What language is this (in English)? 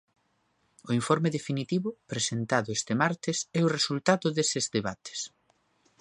Galician